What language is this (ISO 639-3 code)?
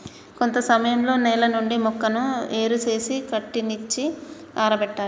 tel